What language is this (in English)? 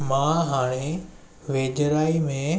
Sindhi